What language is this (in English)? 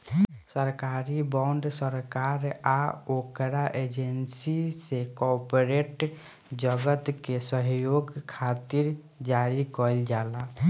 Bhojpuri